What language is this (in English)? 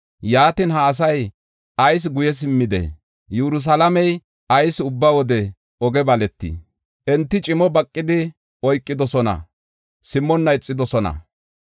Gofa